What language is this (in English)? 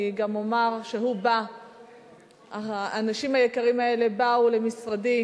Hebrew